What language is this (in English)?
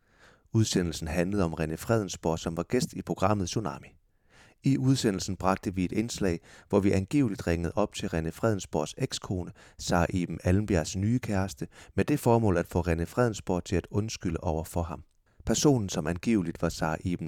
Danish